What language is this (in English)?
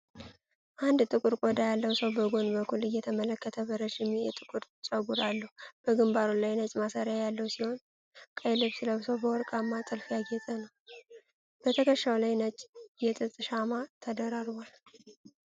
Amharic